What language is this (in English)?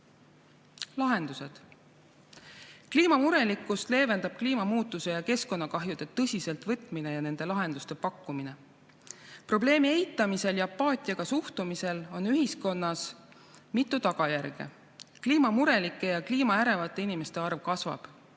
Estonian